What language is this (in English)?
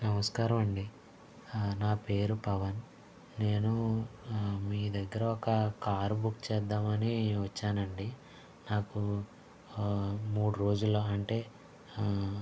Telugu